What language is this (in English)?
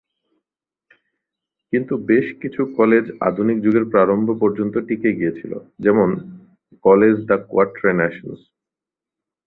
Bangla